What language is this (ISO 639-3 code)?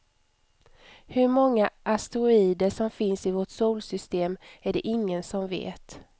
swe